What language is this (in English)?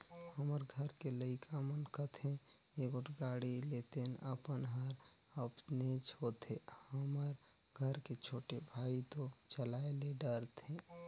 Chhattisgarhi